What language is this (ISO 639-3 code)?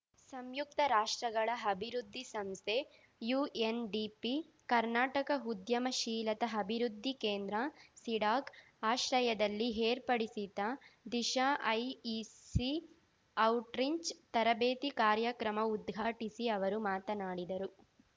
kan